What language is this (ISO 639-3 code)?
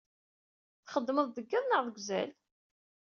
kab